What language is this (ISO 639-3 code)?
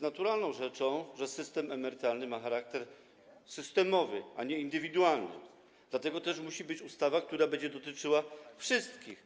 pol